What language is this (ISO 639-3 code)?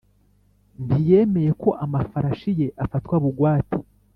kin